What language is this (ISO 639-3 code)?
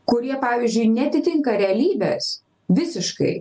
lit